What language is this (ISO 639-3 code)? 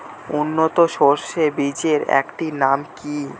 ben